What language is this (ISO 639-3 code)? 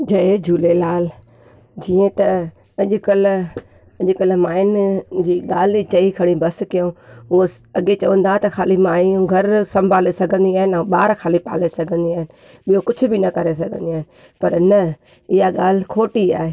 snd